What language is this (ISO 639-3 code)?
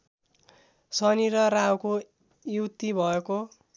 nep